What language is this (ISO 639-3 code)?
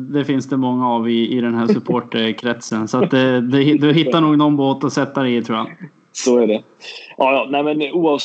swe